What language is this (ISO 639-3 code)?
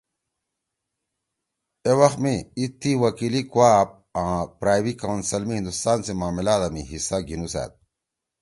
trw